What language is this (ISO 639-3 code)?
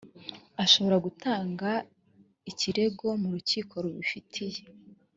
kin